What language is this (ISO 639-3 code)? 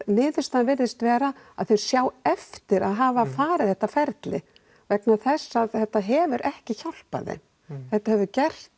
isl